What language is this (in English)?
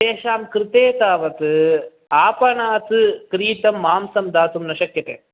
Sanskrit